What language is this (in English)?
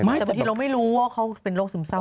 Thai